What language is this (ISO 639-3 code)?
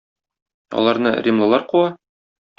tat